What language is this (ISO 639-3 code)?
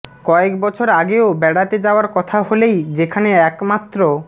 ben